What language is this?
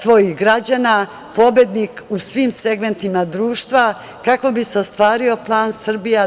Serbian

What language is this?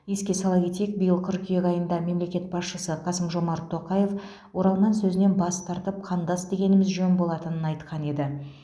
Kazakh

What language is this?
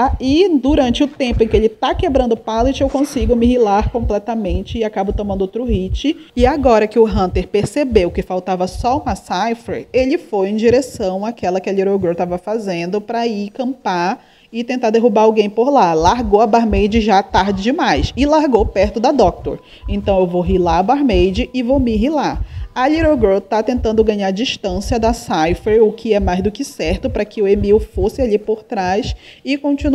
Portuguese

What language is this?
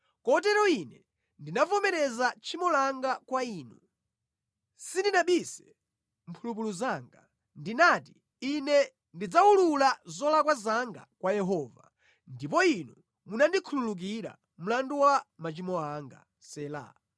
Nyanja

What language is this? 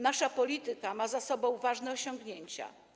Polish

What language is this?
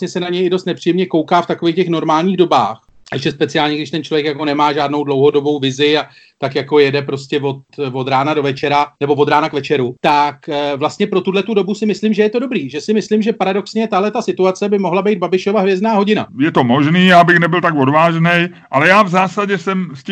Czech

